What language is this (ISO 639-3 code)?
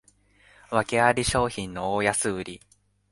jpn